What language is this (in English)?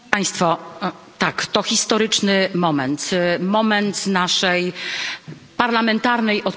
Polish